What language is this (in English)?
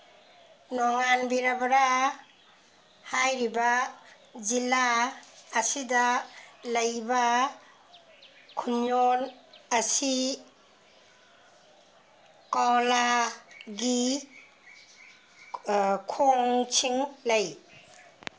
Manipuri